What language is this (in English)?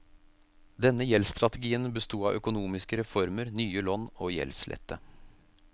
Norwegian